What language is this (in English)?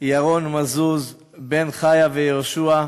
Hebrew